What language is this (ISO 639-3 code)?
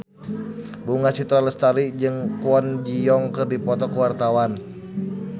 sun